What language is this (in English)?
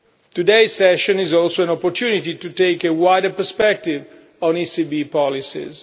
English